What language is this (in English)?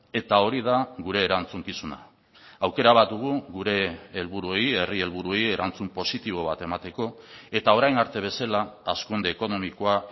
Basque